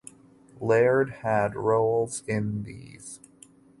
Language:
English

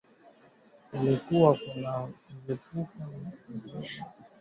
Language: Swahili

